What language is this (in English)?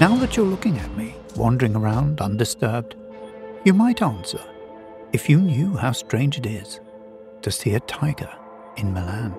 English